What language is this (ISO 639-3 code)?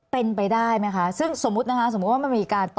tha